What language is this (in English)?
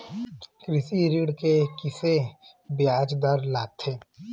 Chhattisgarhi